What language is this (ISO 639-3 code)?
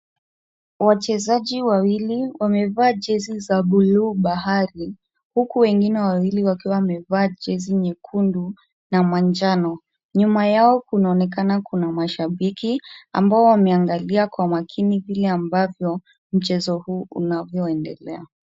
swa